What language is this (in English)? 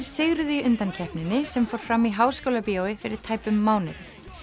Icelandic